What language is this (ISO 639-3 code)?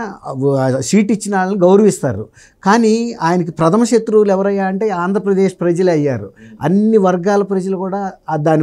tel